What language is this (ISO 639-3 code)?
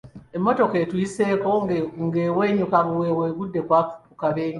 lug